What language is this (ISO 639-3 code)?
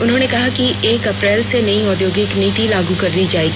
hin